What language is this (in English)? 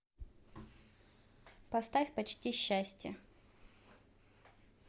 Russian